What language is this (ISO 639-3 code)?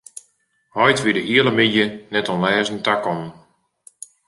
fry